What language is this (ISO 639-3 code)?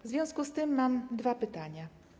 pol